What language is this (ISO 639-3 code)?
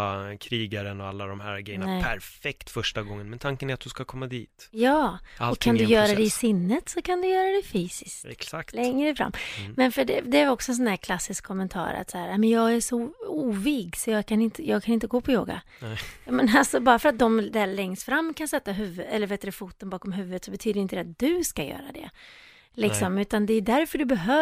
swe